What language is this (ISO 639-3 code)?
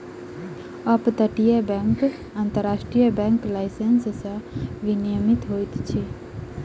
mai